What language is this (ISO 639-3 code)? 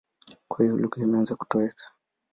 swa